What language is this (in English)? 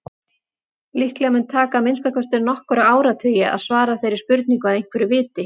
Icelandic